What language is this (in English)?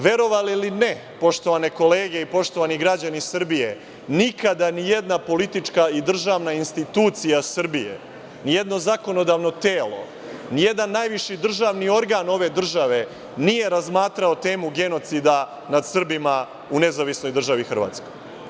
Serbian